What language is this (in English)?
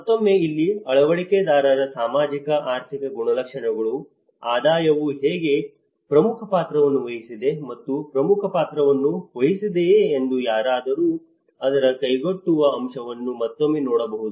Kannada